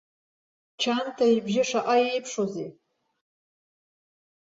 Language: Abkhazian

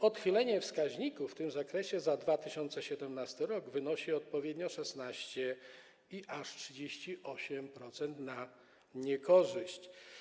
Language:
Polish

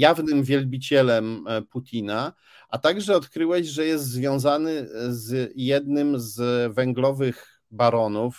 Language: Polish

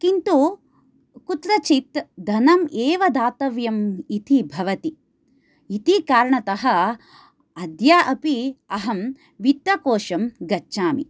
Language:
Sanskrit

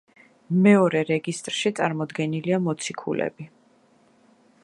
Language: Georgian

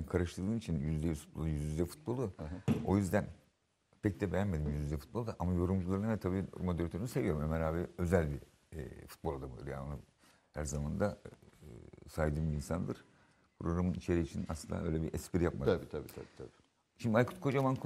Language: Turkish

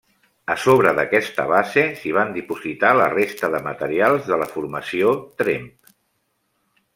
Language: Catalan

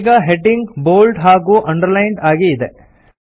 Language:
Kannada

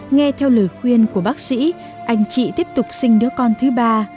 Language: Vietnamese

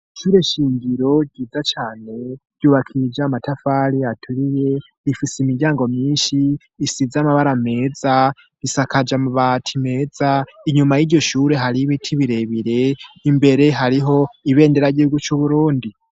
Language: Rundi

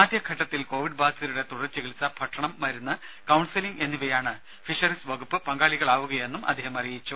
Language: Malayalam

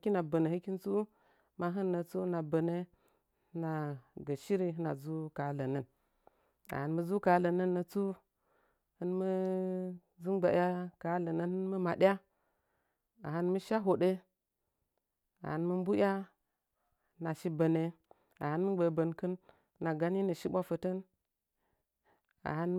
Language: Nzanyi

